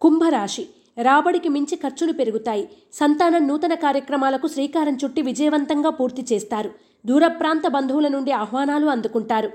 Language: Telugu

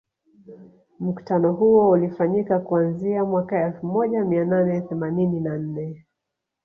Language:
Swahili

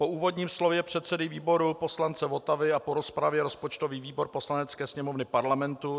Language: Czech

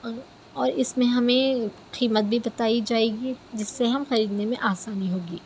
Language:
Urdu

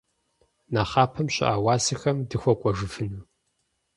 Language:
Kabardian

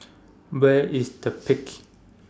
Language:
English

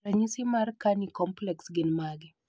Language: Luo (Kenya and Tanzania)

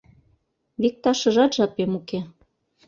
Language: Mari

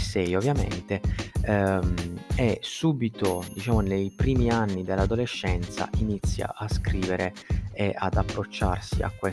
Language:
Italian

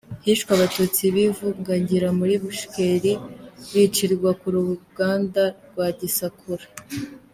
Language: Kinyarwanda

